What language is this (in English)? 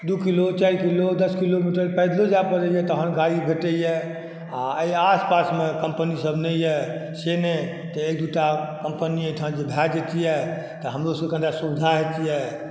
Maithili